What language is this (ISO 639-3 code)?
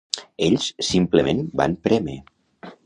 cat